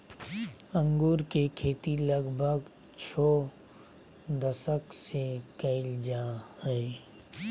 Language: Magahi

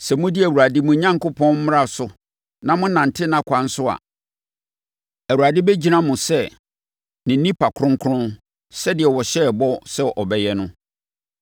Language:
Akan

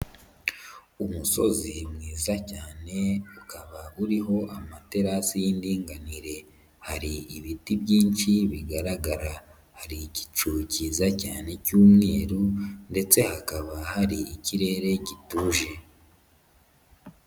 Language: Kinyarwanda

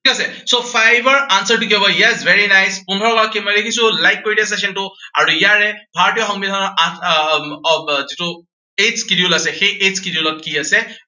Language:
Assamese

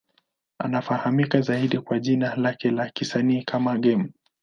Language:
Swahili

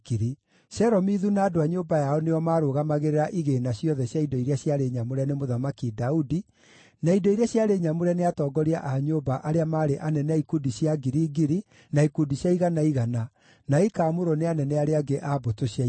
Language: Kikuyu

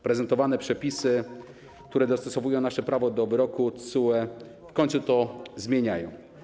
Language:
Polish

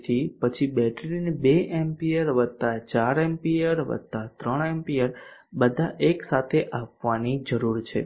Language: Gujarati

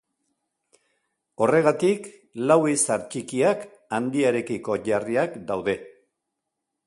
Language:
Basque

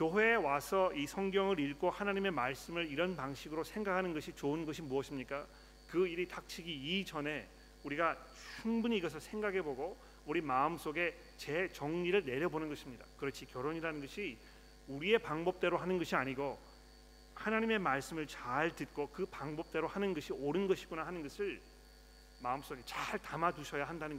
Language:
Korean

